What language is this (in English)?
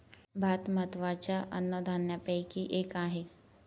Marathi